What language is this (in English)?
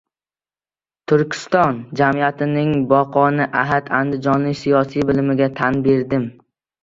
Uzbek